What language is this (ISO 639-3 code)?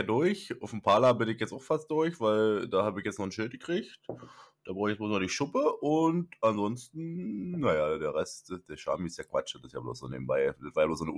deu